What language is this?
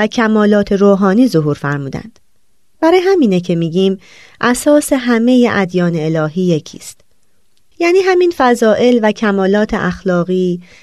Persian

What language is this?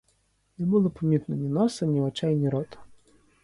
Ukrainian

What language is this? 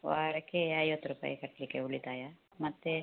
Kannada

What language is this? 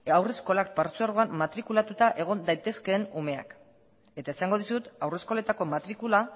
Basque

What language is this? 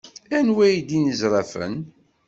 Kabyle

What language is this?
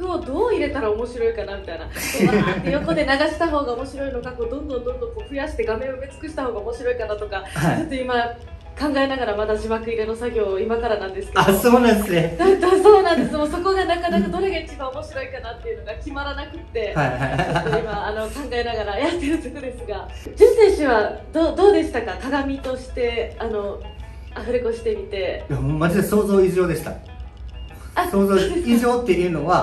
Japanese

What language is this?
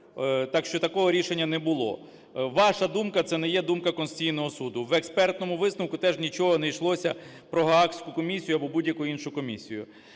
Ukrainian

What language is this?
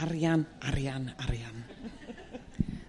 Welsh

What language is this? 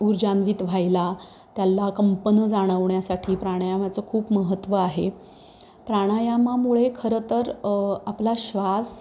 Marathi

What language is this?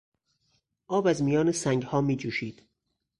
Persian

